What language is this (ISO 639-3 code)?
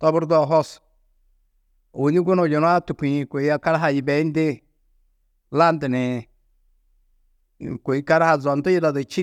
tuq